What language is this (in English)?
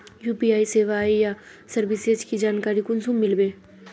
Magahi